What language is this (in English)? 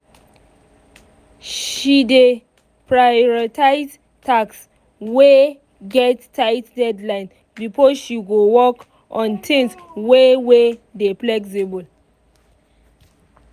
Nigerian Pidgin